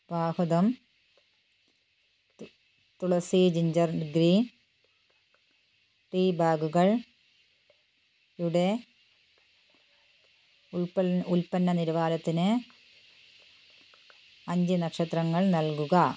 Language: Malayalam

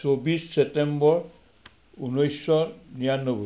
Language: Assamese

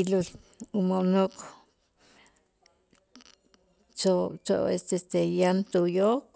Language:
Itzá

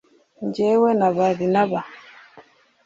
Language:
Kinyarwanda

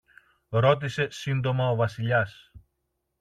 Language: Greek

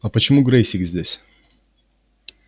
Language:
Russian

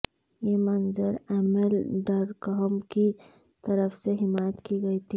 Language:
Urdu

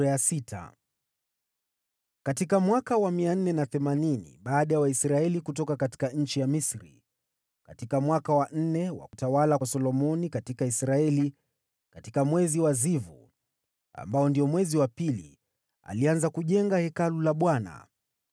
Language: Swahili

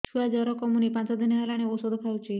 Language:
Odia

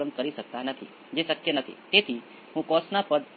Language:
Gujarati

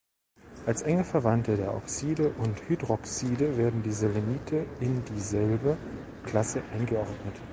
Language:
German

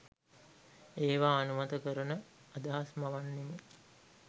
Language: Sinhala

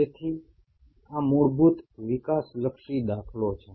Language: Gujarati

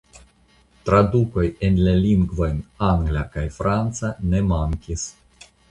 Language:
Esperanto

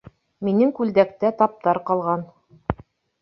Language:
Bashkir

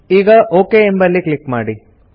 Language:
Kannada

